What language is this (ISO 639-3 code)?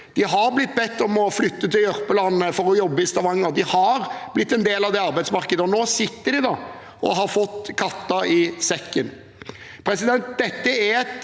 nor